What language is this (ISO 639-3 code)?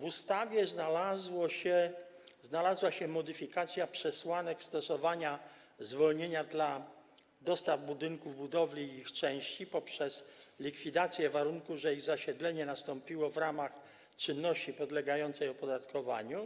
pol